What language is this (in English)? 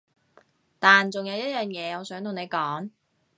Cantonese